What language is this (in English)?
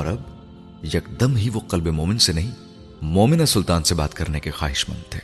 Urdu